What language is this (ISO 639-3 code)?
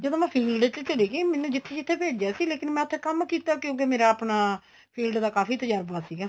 pan